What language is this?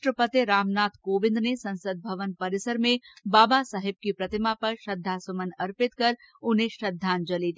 Hindi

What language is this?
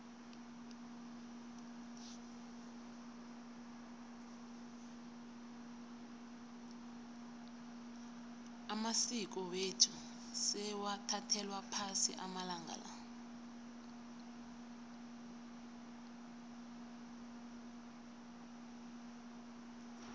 South Ndebele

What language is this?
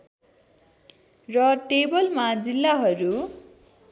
Nepali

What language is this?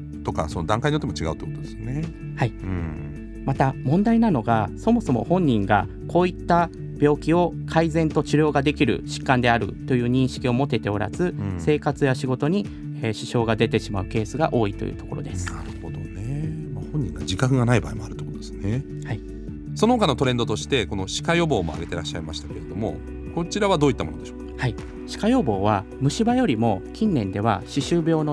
Japanese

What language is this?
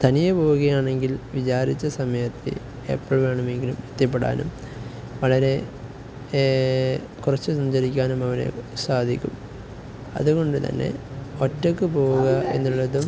Malayalam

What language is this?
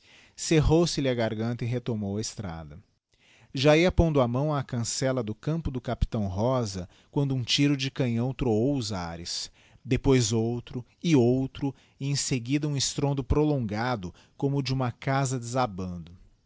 Portuguese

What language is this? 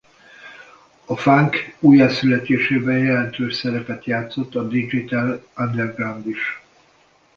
Hungarian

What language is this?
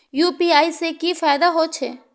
Maithili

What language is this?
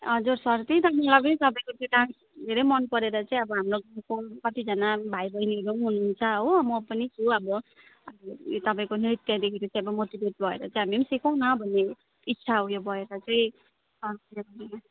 Nepali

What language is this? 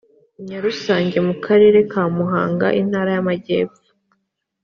Kinyarwanda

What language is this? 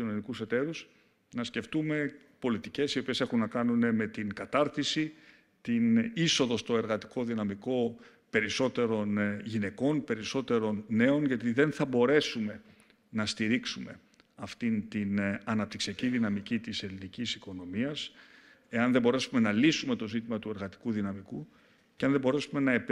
Greek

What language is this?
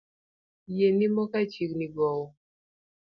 Luo (Kenya and Tanzania)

